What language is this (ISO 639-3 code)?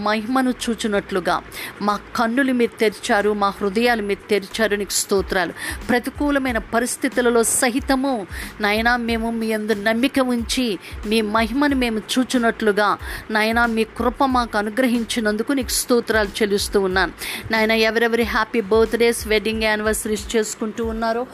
tel